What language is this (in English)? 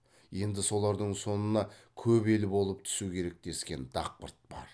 Kazakh